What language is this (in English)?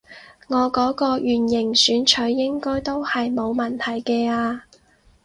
Cantonese